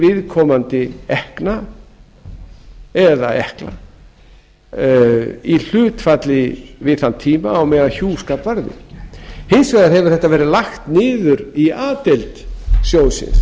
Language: Icelandic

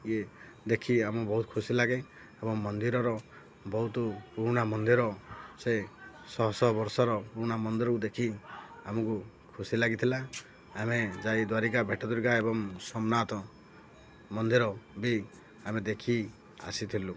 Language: Odia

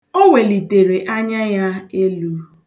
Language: Igbo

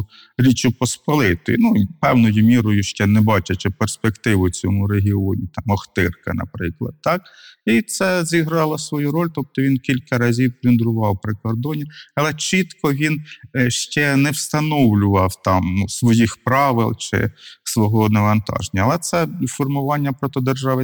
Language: Ukrainian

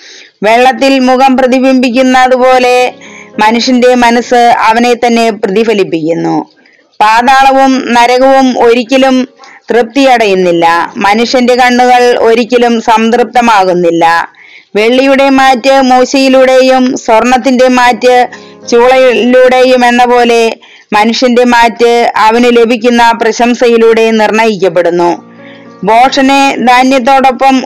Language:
Malayalam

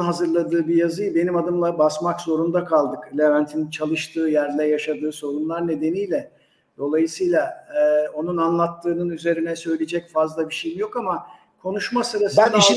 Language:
Turkish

